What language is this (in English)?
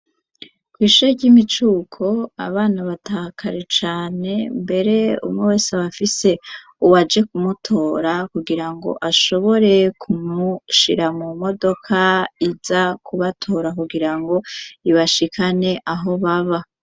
Rundi